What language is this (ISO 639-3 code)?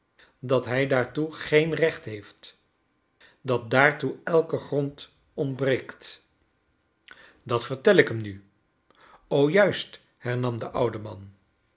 nld